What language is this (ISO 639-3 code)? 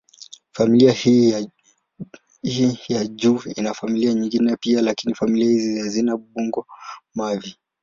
swa